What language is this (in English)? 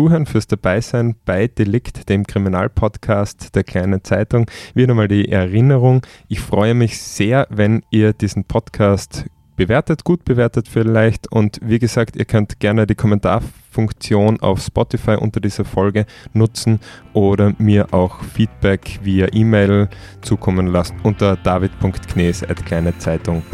German